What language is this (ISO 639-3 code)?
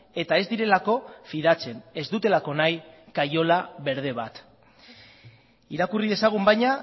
eus